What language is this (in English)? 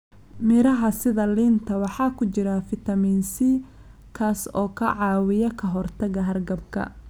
Somali